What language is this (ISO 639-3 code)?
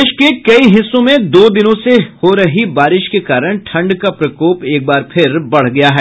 hin